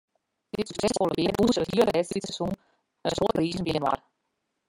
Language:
Western Frisian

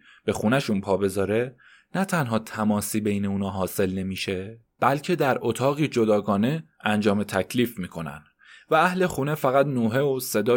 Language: Persian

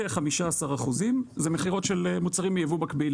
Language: Hebrew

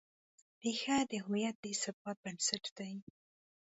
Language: Pashto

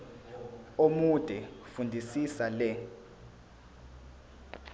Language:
Zulu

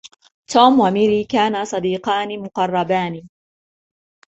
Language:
Arabic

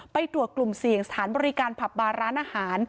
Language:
Thai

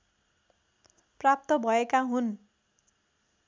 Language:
Nepali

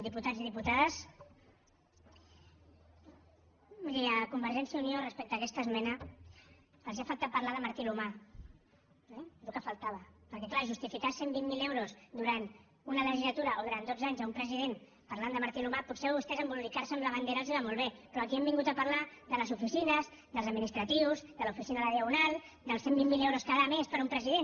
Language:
Catalan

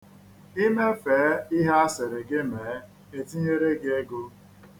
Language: Igbo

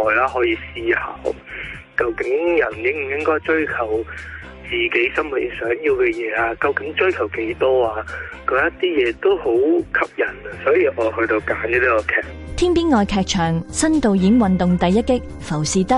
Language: Chinese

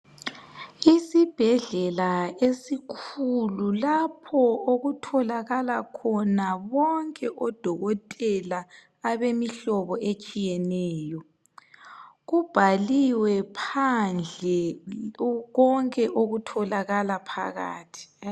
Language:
North Ndebele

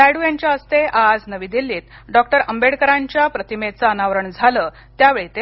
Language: Marathi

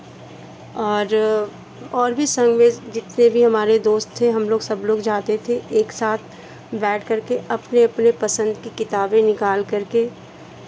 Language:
Hindi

